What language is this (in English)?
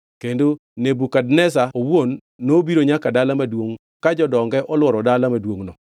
Luo (Kenya and Tanzania)